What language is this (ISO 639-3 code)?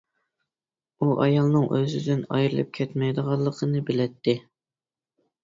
uig